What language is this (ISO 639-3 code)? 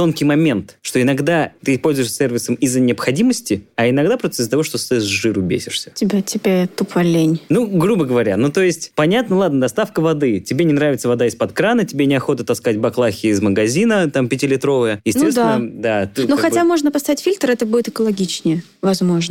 rus